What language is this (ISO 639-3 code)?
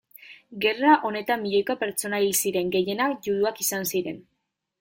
eus